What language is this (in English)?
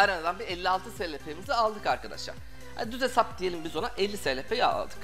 Turkish